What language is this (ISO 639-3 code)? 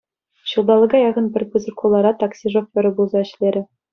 chv